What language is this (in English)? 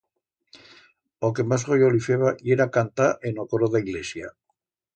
Aragonese